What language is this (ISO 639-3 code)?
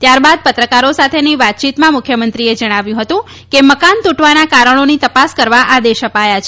guj